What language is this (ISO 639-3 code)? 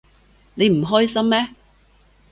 yue